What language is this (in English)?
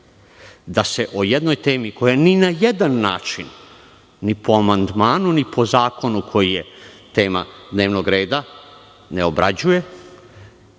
Serbian